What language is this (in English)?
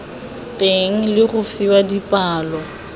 Tswana